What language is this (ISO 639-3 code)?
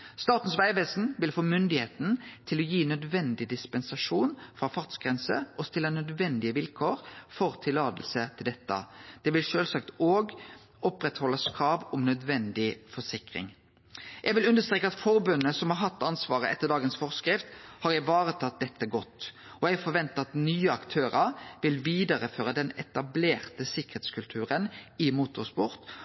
nno